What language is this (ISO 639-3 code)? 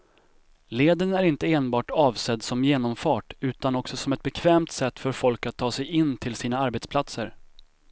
swe